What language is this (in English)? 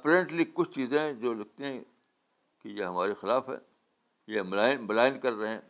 Urdu